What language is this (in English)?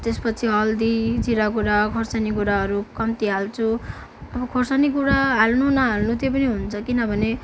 Nepali